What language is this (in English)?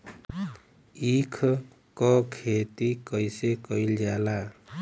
Bhojpuri